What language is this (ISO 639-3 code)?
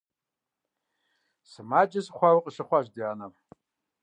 kbd